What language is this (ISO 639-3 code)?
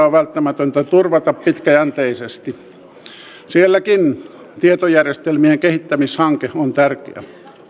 fin